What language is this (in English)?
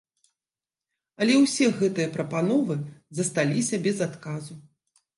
Belarusian